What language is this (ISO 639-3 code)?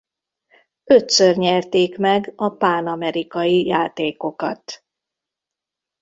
hun